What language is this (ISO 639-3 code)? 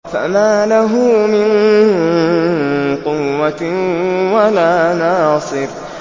ara